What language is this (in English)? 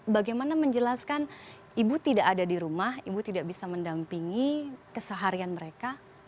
Indonesian